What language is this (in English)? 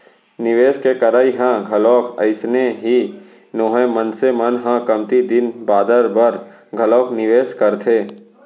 Chhattisgarhi